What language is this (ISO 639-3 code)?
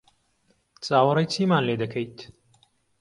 ckb